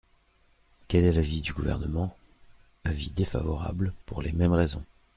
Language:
French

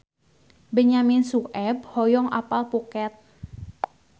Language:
Sundanese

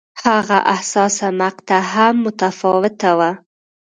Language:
Pashto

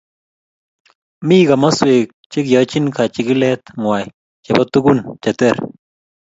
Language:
Kalenjin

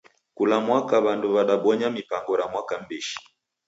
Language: Taita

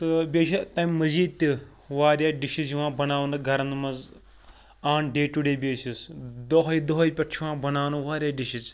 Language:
Kashmiri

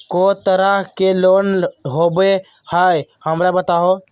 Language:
Magahi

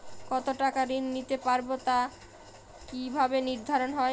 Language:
Bangla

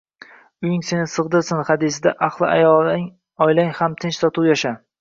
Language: Uzbek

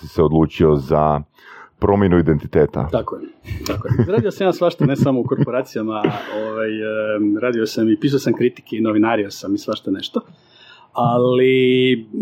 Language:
Croatian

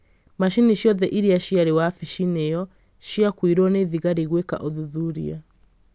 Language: Kikuyu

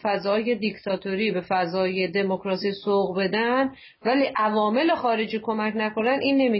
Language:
Persian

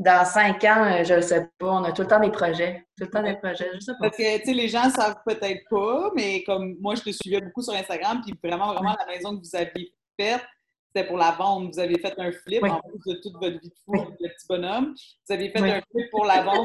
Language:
French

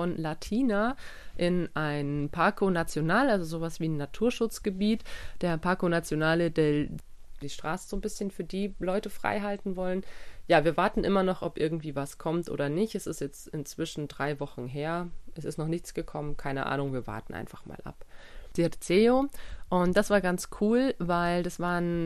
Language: German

